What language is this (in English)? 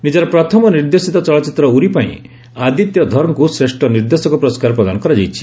Odia